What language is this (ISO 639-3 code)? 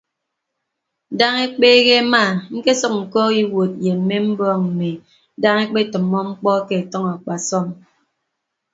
ibb